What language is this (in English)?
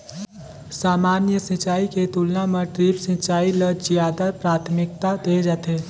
Chhattisgarhi